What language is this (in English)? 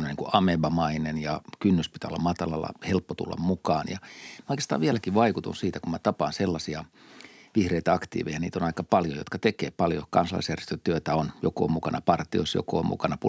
Finnish